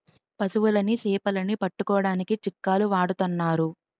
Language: Telugu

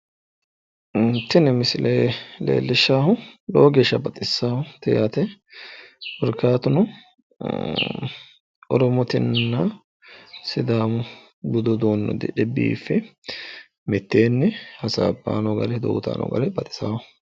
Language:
Sidamo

